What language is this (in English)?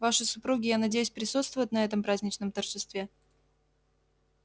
Russian